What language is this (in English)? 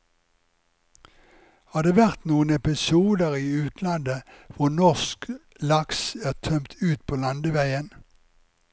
Norwegian